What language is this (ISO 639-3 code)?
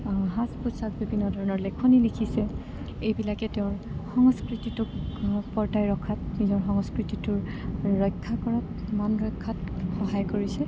asm